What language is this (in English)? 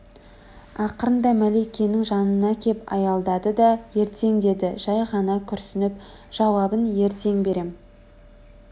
Kazakh